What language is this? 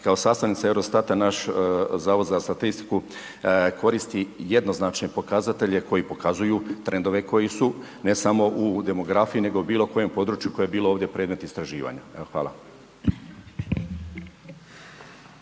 Croatian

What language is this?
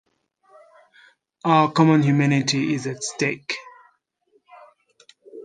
English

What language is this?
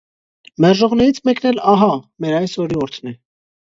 Armenian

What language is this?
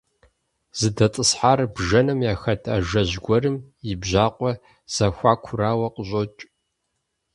Kabardian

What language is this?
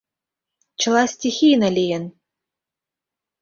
Mari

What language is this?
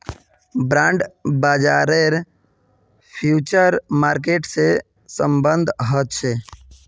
Magahi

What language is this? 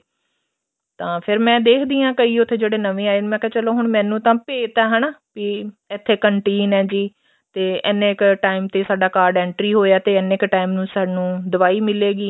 Punjabi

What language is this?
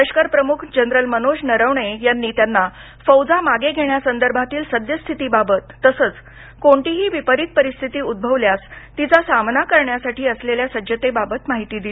Marathi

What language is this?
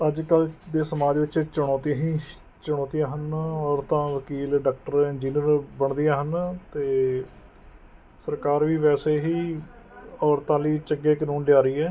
Punjabi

